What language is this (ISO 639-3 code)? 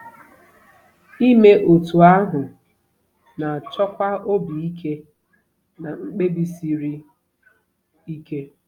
ibo